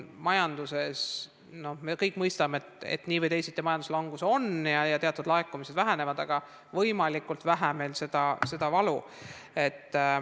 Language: Estonian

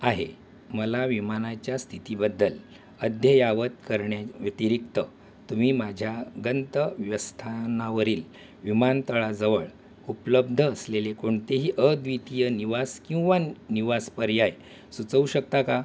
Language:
Marathi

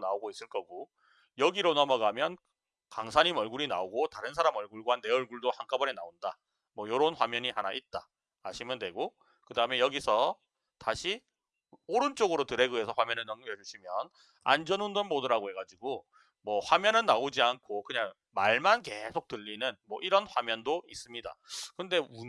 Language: Korean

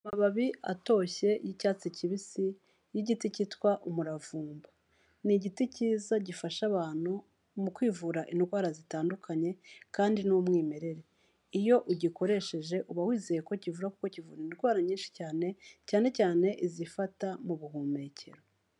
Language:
Kinyarwanda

